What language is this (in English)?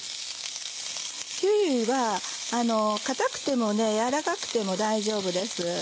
Japanese